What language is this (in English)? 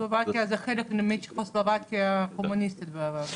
Hebrew